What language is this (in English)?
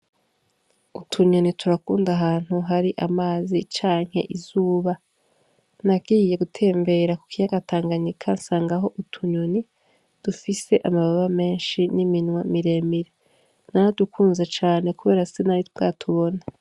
Rundi